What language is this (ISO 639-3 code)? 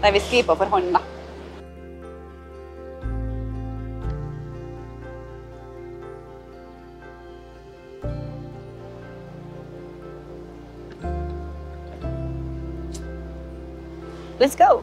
nor